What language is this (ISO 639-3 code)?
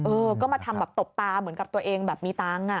tha